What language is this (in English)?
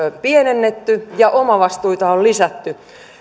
Finnish